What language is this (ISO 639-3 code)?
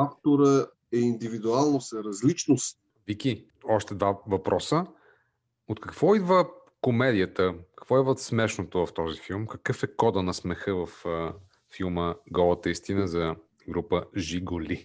bul